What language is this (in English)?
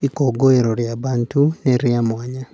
Kikuyu